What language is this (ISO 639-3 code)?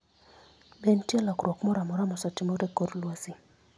luo